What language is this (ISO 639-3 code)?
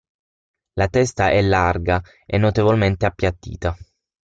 ita